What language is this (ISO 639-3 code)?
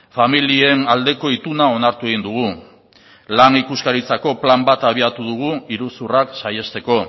eus